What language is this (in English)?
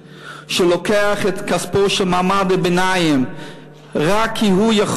Hebrew